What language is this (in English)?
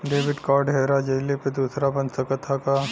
Bhojpuri